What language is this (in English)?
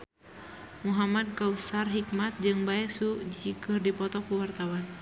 Sundanese